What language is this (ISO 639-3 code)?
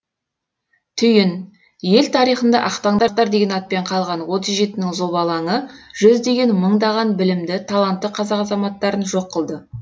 kaz